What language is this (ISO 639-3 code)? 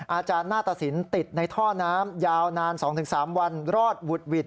tha